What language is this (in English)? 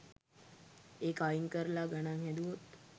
Sinhala